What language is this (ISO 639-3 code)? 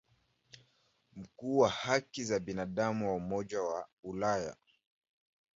swa